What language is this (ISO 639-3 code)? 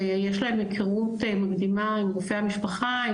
heb